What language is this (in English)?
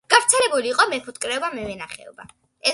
Georgian